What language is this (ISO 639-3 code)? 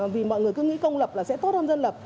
vie